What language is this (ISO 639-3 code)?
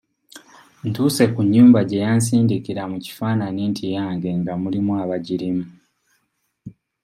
lug